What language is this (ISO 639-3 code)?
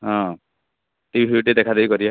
ori